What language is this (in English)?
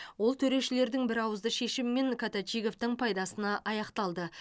Kazakh